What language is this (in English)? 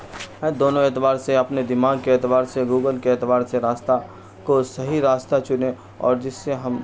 Urdu